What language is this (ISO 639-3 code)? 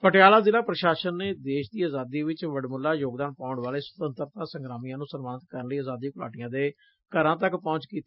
pan